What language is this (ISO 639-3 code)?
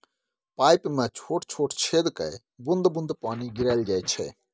mai